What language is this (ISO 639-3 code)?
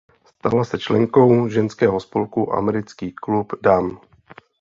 ces